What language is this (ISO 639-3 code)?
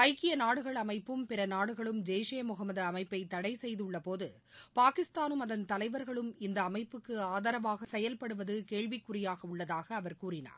tam